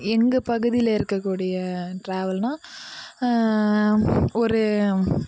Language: Tamil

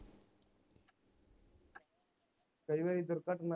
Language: Punjabi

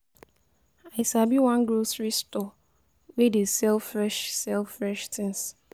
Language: Nigerian Pidgin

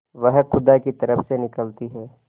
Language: Hindi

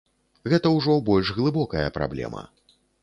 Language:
Belarusian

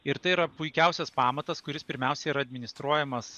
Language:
Lithuanian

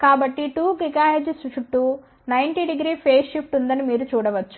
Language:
Telugu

